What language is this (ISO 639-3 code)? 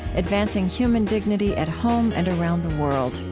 eng